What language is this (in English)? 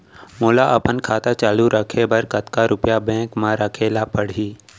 Chhattisgarhi